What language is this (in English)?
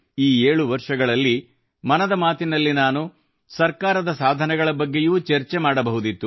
Kannada